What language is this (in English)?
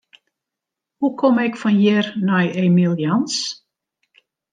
Western Frisian